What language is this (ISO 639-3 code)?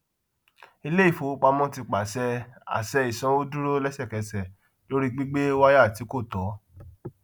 yor